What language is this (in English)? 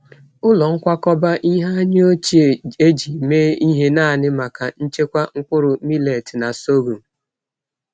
Igbo